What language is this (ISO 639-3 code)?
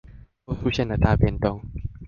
zho